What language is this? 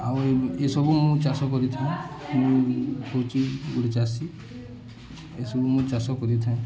Odia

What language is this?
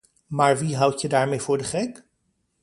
Dutch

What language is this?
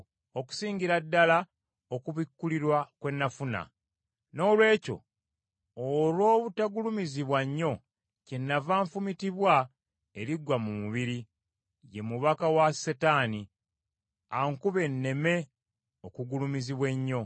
Ganda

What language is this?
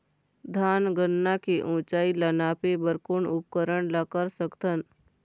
Chhattisgarhi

